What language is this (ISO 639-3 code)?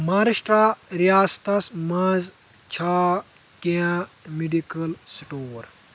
kas